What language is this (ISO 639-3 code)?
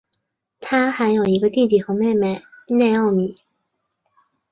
zho